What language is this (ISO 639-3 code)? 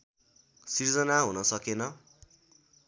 nep